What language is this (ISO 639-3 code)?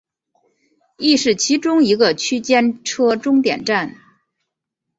zho